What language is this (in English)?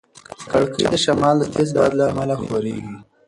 Pashto